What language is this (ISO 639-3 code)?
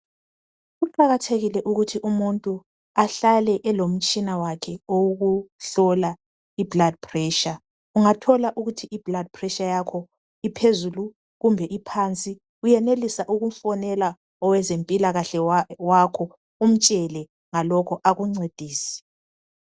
nde